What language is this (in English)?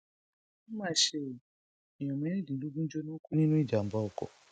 Yoruba